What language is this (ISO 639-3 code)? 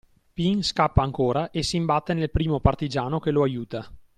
ita